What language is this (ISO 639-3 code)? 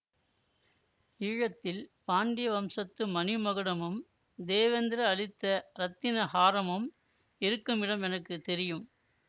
tam